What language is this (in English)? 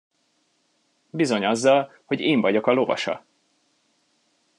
Hungarian